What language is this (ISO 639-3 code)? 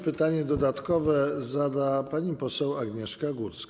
pol